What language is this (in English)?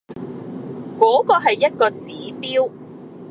Cantonese